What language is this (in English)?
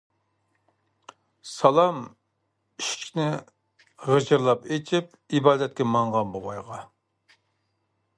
Uyghur